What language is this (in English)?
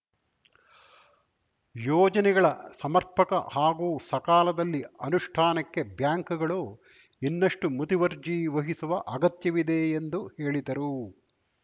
Kannada